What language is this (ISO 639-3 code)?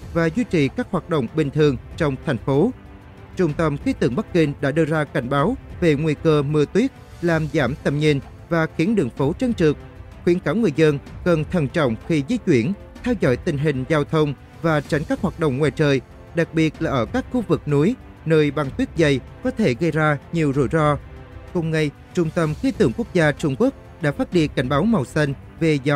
vie